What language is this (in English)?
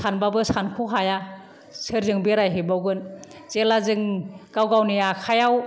Bodo